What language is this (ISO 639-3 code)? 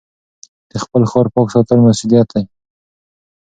pus